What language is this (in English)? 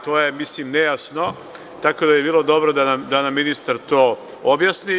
Serbian